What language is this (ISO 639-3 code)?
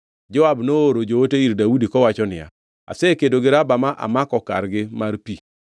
luo